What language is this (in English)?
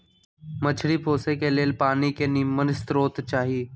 Magahi